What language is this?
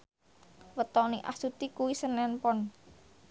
Javanese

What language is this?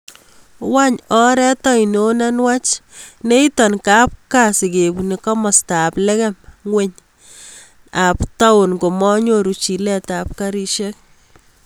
Kalenjin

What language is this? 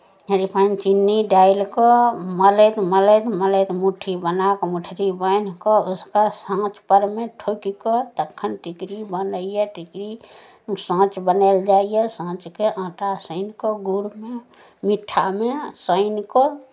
Maithili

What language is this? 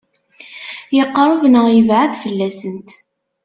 Kabyle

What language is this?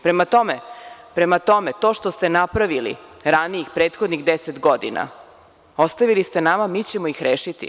Serbian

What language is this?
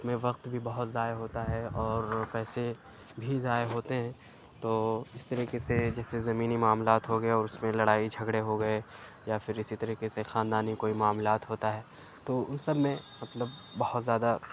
Urdu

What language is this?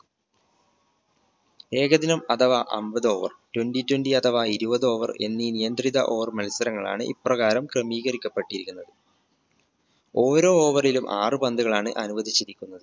Malayalam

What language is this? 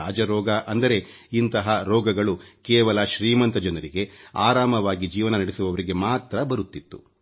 Kannada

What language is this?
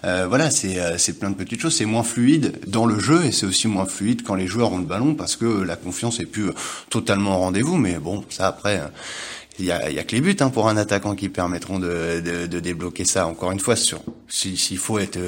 French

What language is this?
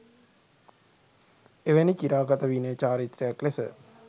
Sinhala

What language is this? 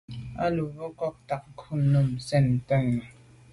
Medumba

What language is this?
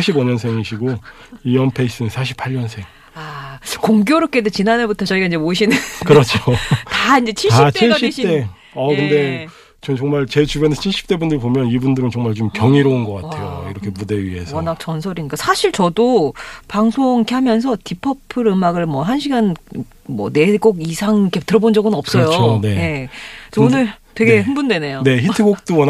Korean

